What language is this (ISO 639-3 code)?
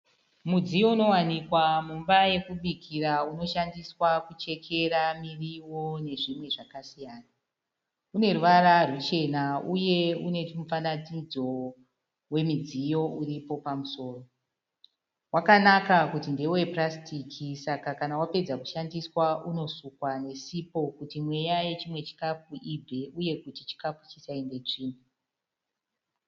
sna